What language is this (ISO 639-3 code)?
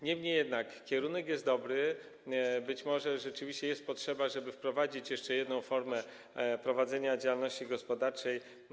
pol